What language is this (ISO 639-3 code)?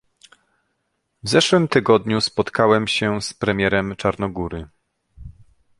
pol